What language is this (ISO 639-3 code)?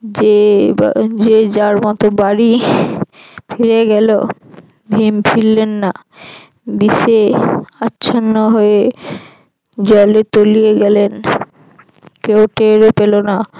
ben